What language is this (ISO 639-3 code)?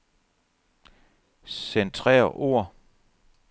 dan